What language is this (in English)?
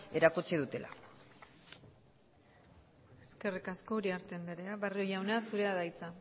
Basque